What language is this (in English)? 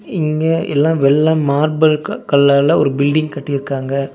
Tamil